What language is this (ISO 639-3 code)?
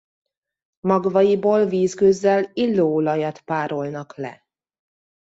hun